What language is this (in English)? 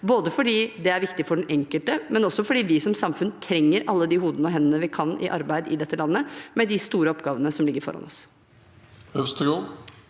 Norwegian